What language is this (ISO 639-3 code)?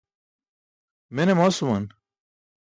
bsk